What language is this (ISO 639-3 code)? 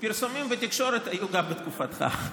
heb